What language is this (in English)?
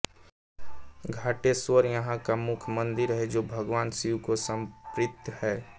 Hindi